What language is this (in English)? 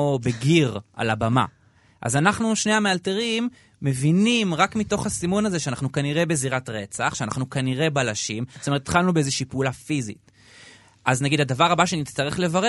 Hebrew